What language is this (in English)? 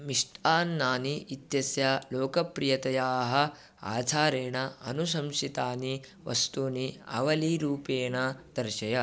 Sanskrit